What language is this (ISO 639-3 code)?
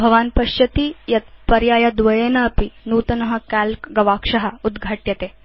san